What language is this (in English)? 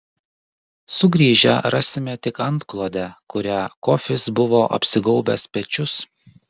Lithuanian